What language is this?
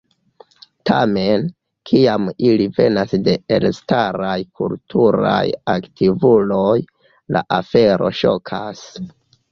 Esperanto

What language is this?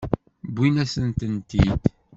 Kabyle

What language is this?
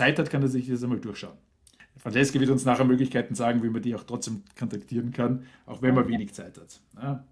German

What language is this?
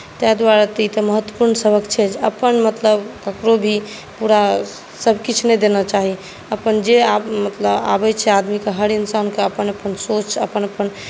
Maithili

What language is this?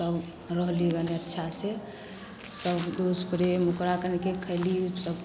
Maithili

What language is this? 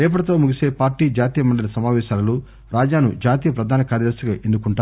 Telugu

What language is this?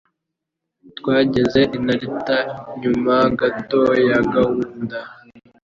Kinyarwanda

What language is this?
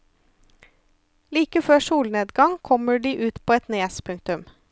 Norwegian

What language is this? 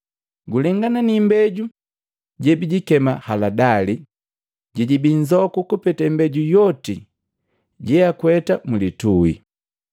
Matengo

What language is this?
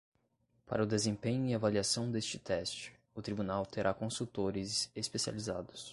Portuguese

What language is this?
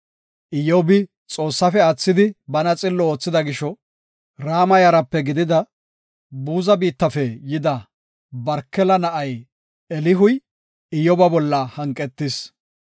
Gofa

